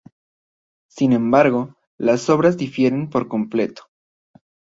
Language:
Spanish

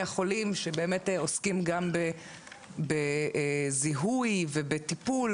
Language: Hebrew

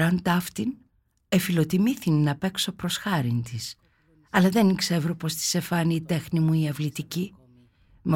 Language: Greek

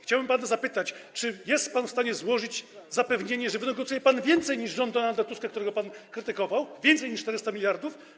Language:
Polish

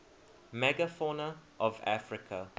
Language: English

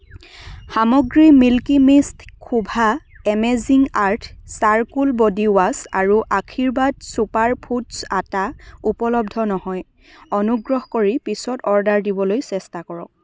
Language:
Assamese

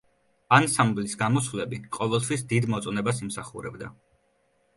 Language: Georgian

